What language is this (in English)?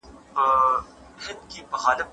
Pashto